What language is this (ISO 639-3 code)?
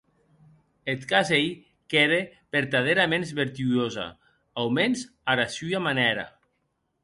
oci